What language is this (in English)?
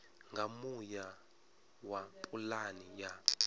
Venda